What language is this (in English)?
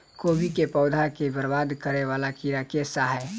Maithili